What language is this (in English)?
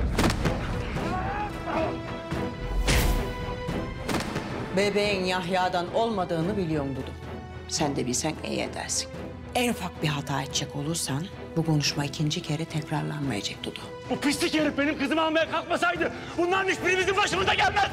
Turkish